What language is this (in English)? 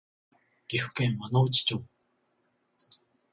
Japanese